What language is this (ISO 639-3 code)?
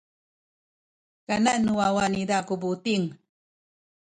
szy